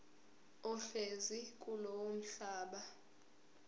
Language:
Zulu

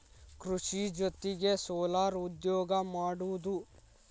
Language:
Kannada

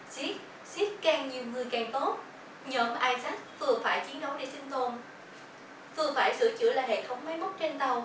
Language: Vietnamese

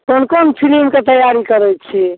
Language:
Maithili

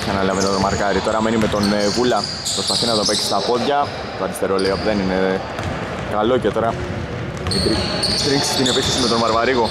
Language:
Greek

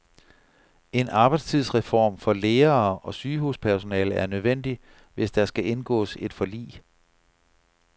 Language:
Danish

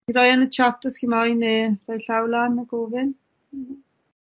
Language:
Welsh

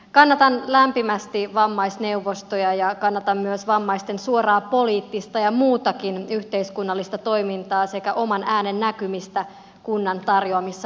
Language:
Finnish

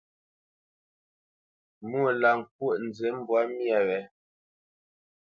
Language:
Bamenyam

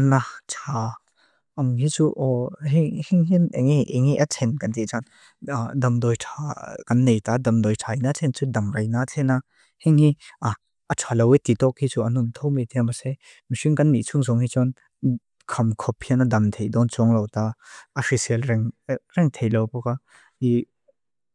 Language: Mizo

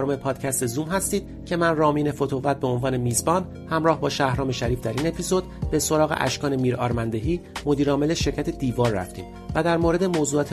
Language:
Persian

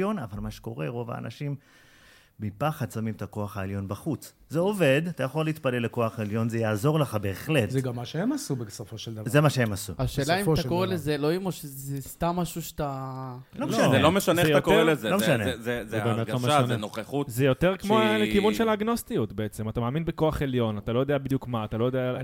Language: Hebrew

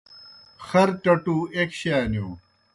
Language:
Kohistani Shina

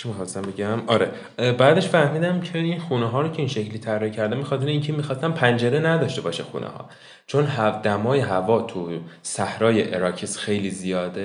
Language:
Persian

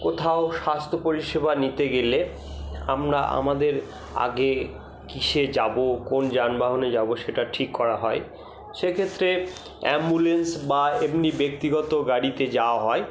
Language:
Bangla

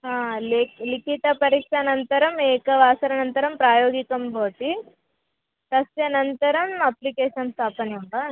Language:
Sanskrit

